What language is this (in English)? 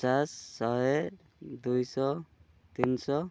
Odia